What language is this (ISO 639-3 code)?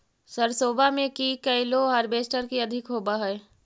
mag